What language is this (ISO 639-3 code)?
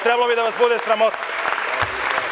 srp